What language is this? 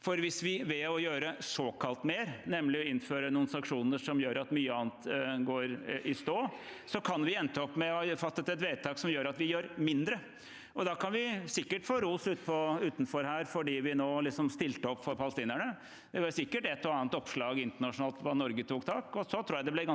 Norwegian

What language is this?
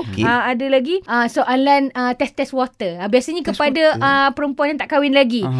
Malay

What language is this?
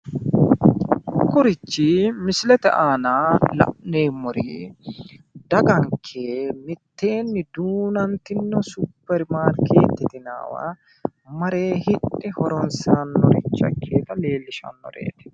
Sidamo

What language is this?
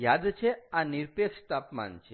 Gujarati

